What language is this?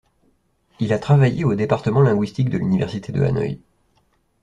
French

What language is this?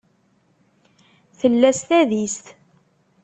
Kabyle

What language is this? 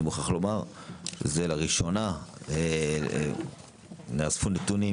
Hebrew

